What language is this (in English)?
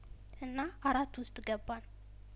Amharic